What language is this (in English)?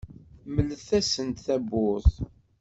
Kabyle